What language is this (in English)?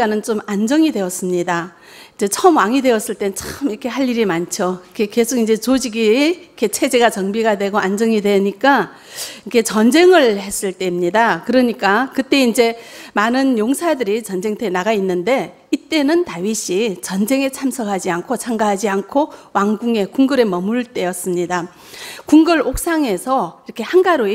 Korean